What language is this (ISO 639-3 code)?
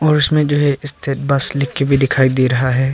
hin